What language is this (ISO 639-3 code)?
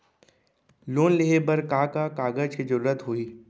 hne